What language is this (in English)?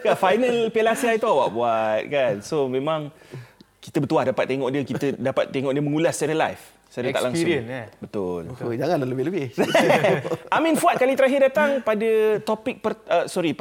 Malay